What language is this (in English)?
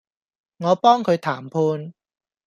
Cantonese